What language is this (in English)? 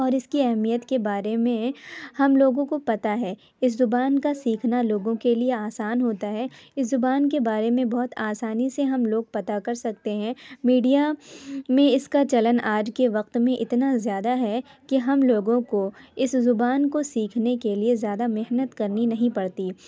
Urdu